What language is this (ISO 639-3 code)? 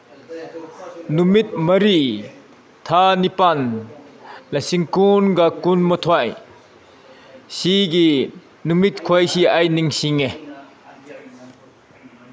mni